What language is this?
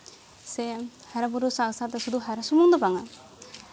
Santali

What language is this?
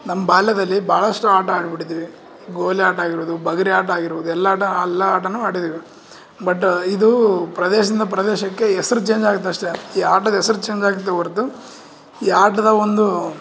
Kannada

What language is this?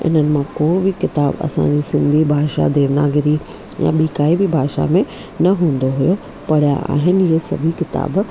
Sindhi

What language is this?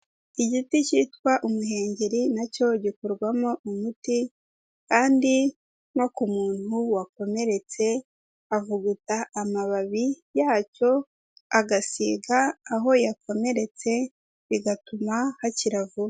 Kinyarwanda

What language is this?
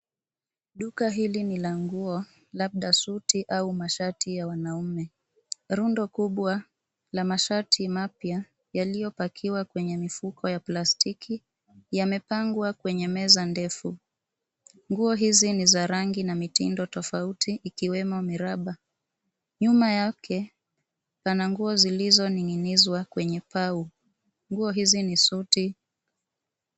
Swahili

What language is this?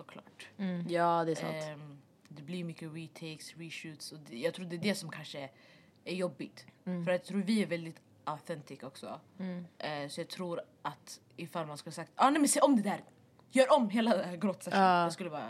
Swedish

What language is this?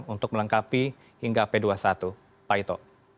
Indonesian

